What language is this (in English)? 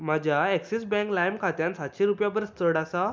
Konkani